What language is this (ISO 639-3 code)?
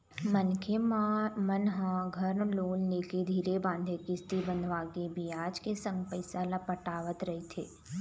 hne